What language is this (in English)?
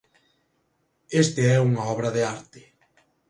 Galician